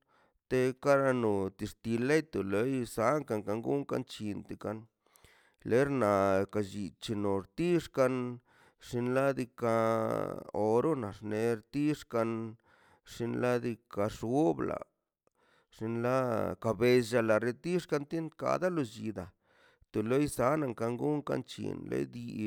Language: Mazaltepec Zapotec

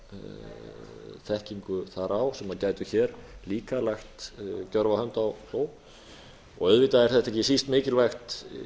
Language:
Icelandic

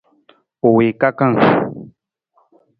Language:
Nawdm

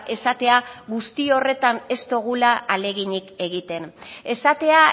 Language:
Basque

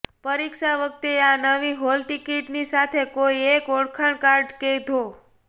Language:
Gujarati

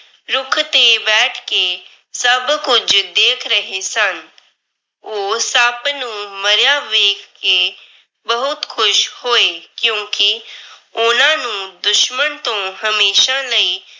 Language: Punjabi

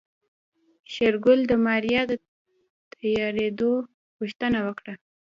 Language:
Pashto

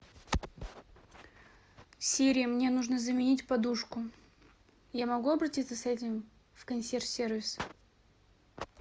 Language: Russian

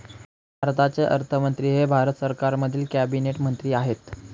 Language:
Marathi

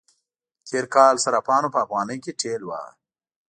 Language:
Pashto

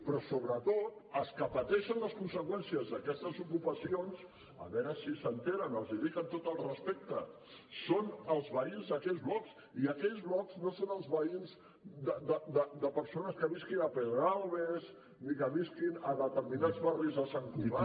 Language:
Catalan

